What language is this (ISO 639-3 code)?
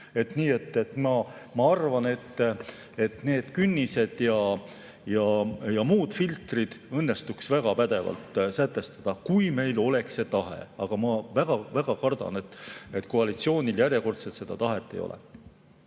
est